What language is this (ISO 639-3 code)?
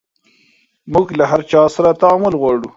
pus